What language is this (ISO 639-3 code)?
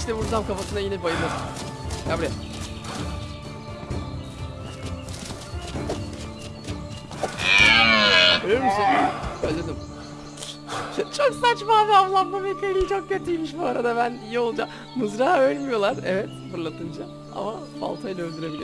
tur